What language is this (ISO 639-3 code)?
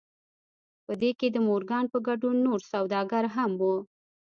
pus